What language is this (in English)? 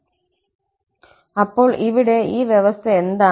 Malayalam